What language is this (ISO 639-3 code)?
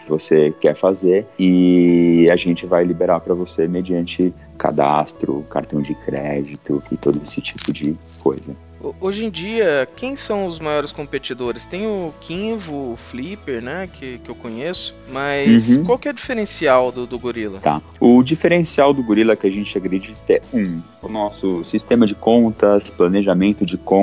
por